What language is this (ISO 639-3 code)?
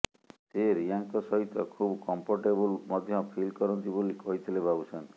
ori